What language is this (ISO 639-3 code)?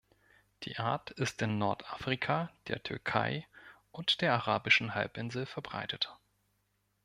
deu